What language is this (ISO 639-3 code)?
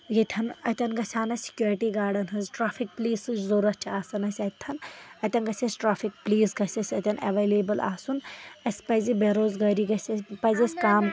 kas